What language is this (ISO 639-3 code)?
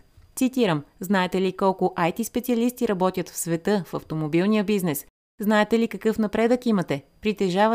bul